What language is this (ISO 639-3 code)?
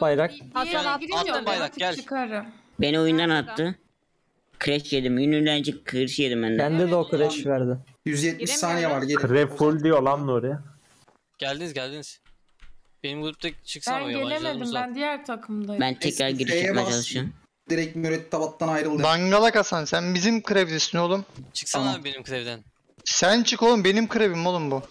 tur